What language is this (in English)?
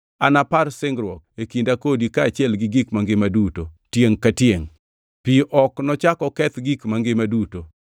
Luo (Kenya and Tanzania)